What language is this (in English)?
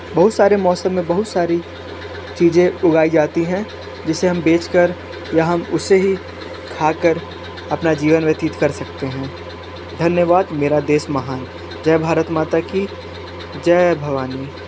Hindi